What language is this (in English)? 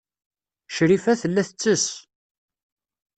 Kabyle